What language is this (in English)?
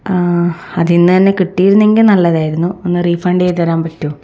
Malayalam